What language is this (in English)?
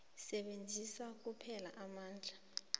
South Ndebele